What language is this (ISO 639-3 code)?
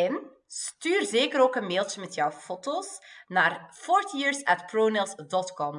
nld